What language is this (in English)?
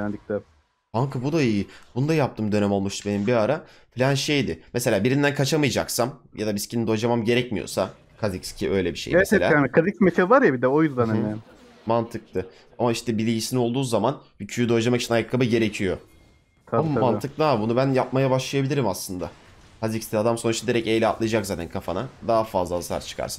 Turkish